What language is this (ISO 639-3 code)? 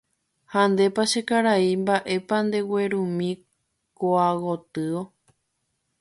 grn